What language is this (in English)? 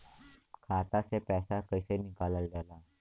Bhojpuri